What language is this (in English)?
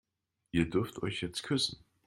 German